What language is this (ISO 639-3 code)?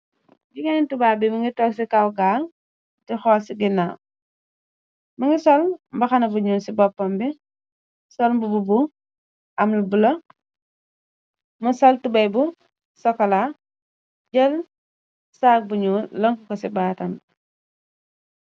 wol